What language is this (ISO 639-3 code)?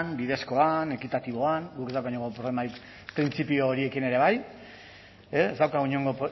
eus